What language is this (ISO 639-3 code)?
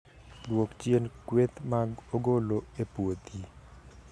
luo